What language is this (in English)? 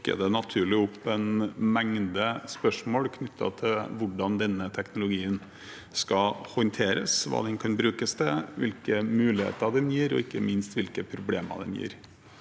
Norwegian